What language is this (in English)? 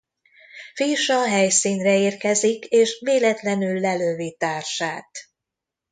Hungarian